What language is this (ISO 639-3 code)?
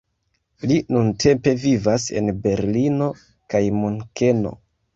epo